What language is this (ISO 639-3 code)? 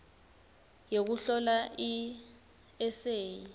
ssw